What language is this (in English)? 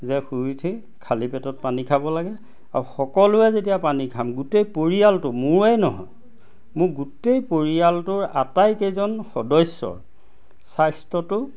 Assamese